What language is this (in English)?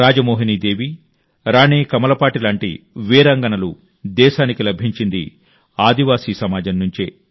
Telugu